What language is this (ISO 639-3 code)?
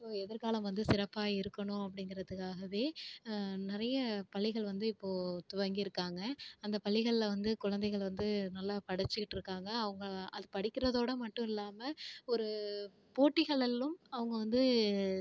tam